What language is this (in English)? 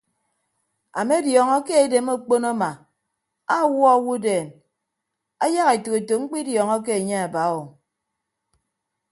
Ibibio